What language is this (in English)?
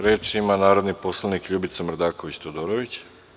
Serbian